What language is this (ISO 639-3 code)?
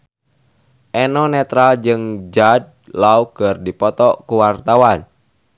sun